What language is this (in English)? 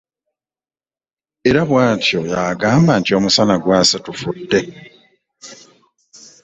Ganda